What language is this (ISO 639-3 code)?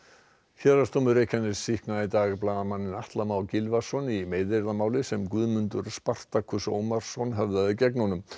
isl